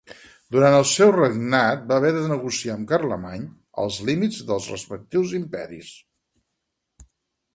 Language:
Catalan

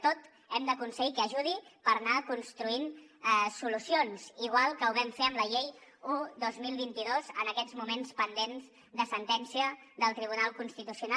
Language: Catalan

